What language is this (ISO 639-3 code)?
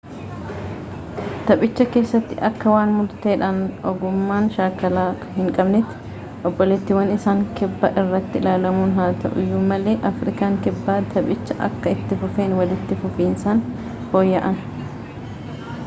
orm